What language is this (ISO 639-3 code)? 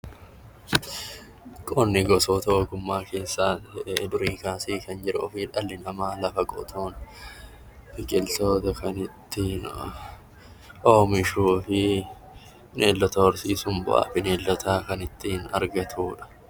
orm